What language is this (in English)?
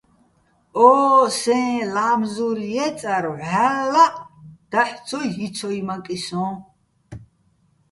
Bats